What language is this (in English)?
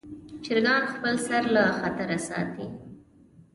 Pashto